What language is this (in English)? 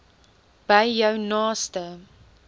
Afrikaans